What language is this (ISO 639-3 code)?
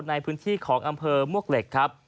tha